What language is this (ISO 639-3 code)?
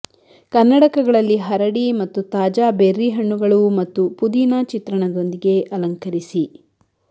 kan